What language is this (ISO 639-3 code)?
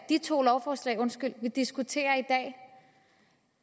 dan